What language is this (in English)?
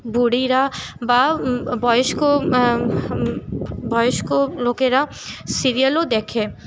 Bangla